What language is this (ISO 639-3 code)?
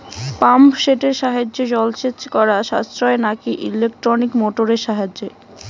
ben